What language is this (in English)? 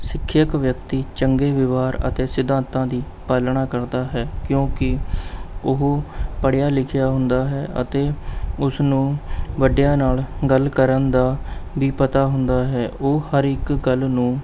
Punjabi